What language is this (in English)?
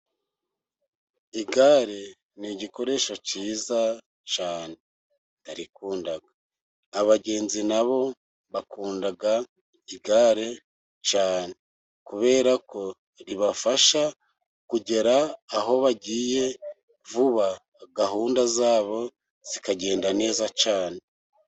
Kinyarwanda